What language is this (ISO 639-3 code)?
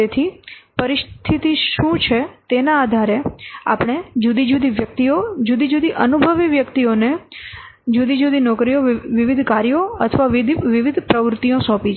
guj